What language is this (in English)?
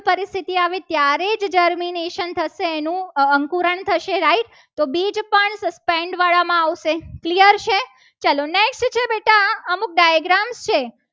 Gujarati